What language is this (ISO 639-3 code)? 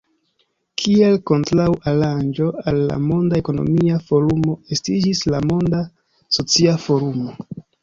epo